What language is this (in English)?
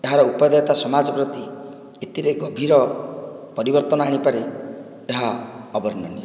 Odia